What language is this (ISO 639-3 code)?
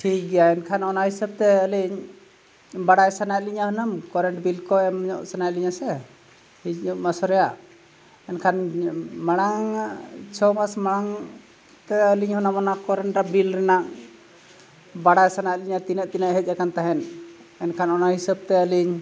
sat